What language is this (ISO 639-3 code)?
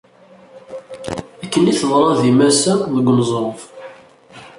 kab